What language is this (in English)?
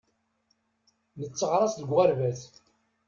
Kabyle